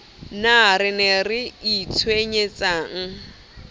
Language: Southern Sotho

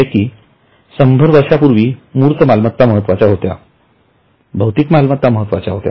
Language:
Marathi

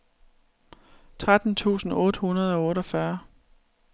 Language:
Danish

